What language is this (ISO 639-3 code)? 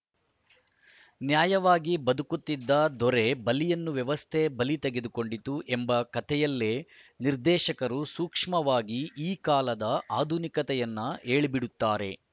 kan